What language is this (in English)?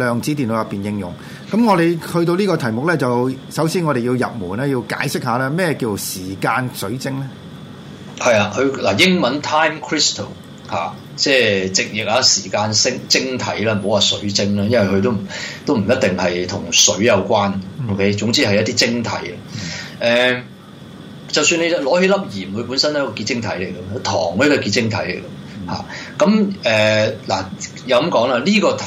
Chinese